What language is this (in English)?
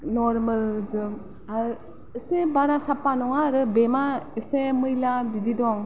Bodo